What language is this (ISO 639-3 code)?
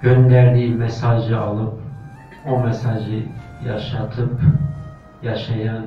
tur